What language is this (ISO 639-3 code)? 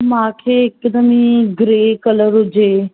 snd